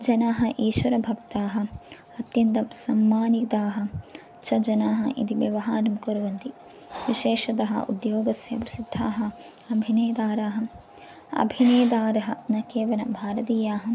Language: Sanskrit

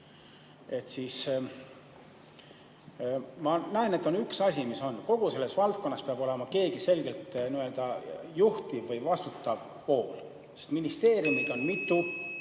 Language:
Estonian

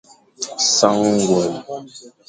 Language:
Fang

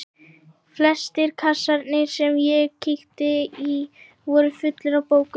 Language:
Icelandic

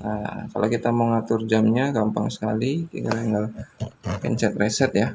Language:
Indonesian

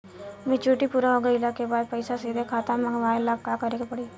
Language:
Bhojpuri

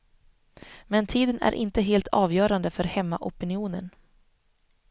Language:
Swedish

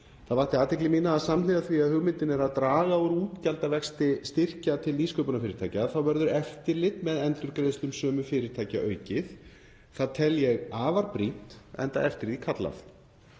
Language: Icelandic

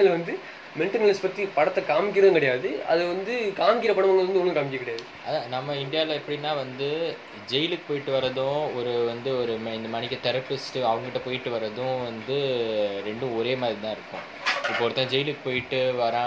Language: Tamil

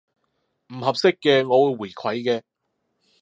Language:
Cantonese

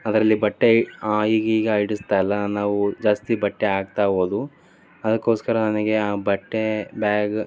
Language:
Kannada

